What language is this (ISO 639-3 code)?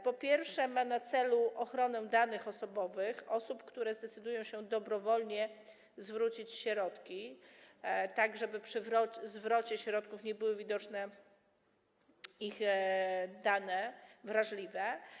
pol